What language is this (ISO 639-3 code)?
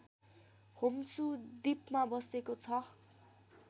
nep